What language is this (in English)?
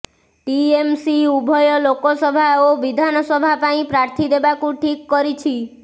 Odia